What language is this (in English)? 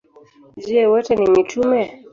Swahili